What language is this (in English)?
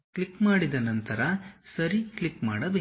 Kannada